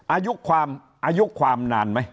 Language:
Thai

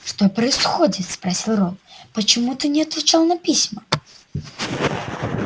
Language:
Russian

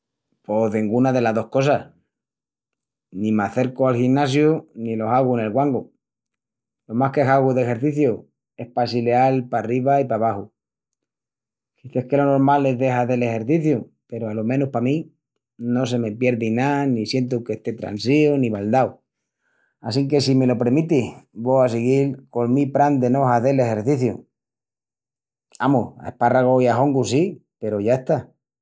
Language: Extremaduran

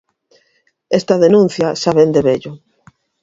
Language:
Galician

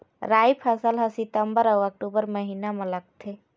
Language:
Chhattisgarhi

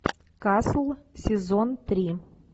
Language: Russian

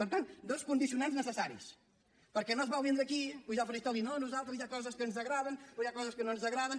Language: Catalan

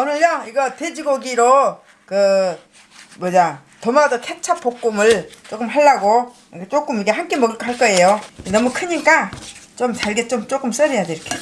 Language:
Korean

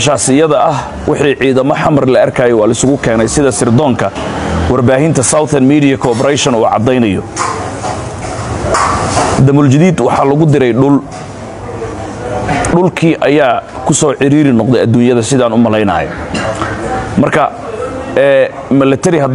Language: Arabic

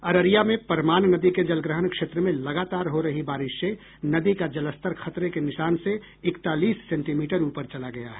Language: Hindi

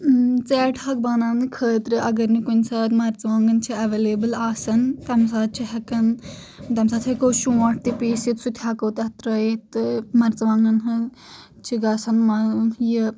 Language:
Kashmiri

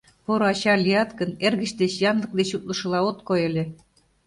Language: Mari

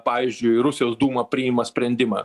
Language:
Lithuanian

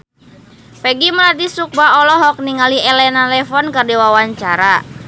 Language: Sundanese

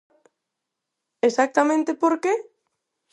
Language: Galician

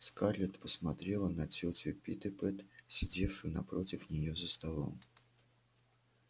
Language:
Russian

